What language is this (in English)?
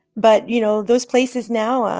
English